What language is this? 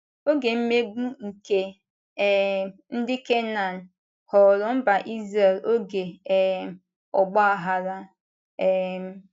Igbo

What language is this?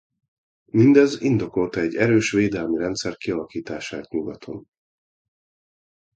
Hungarian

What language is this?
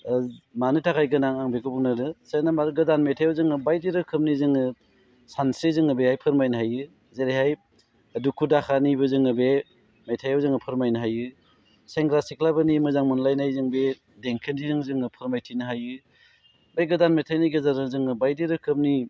Bodo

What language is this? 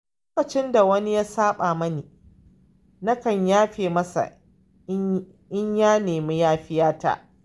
Hausa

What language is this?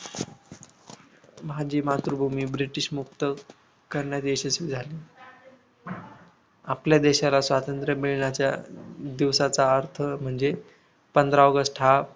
Marathi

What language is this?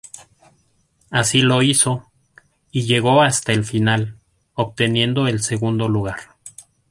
Spanish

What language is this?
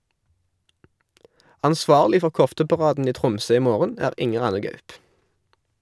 Norwegian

